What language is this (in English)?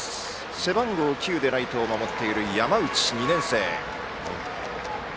Japanese